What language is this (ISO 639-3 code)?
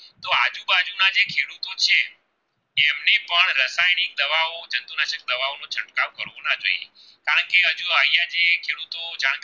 guj